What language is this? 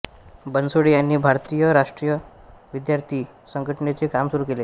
Marathi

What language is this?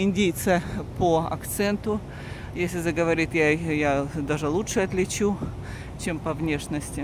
Russian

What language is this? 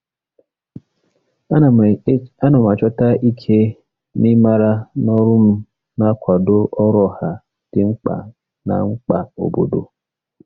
Igbo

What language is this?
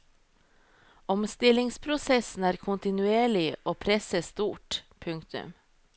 Norwegian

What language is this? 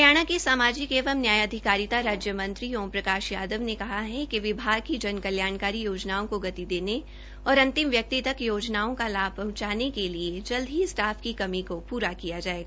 Hindi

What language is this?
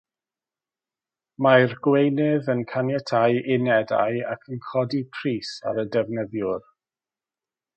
Welsh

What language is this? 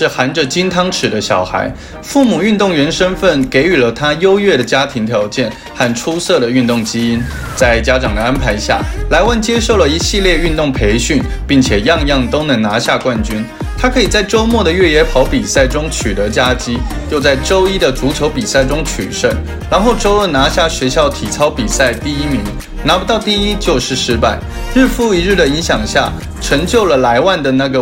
Chinese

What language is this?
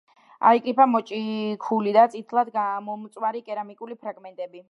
Georgian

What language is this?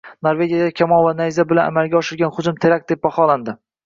Uzbek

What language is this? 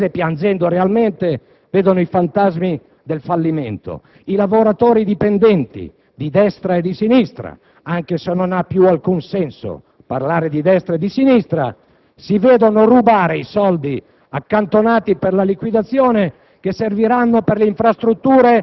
Italian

